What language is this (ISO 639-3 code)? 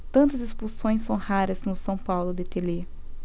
por